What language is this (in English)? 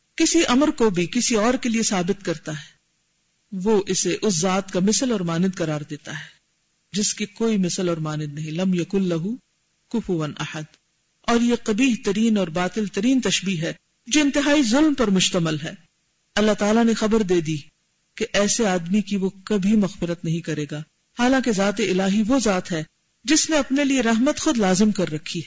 Urdu